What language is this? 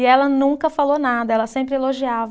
Portuguese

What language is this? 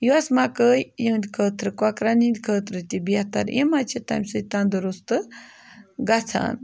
Kashmiri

